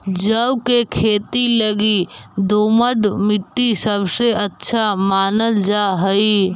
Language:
Magahi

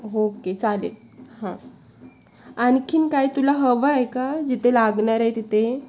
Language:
Marathi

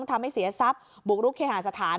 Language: Thai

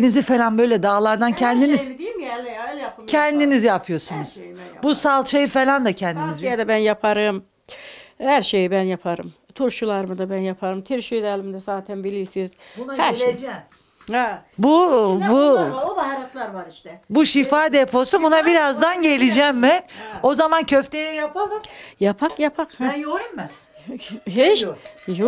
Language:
Turkish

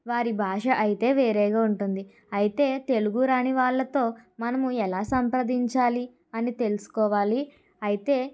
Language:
Telugu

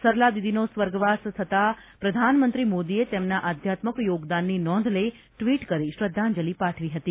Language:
Gujarati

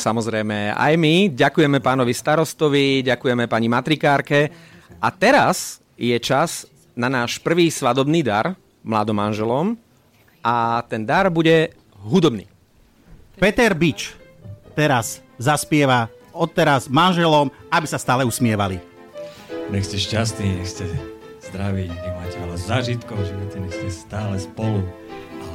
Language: Slovak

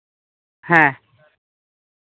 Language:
Santali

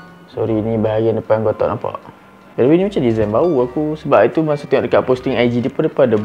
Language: Malay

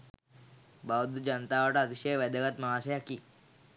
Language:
Sinhala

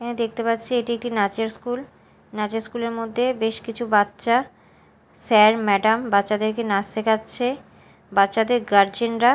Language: Bangla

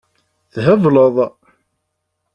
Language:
Kabyle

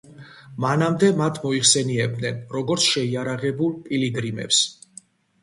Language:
Georgian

